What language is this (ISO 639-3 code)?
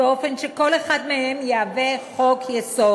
heb